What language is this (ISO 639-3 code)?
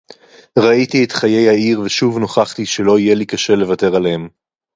heb